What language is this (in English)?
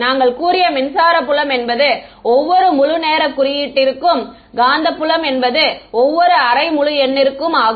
Tamil